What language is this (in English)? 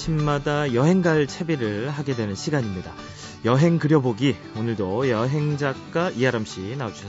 Korean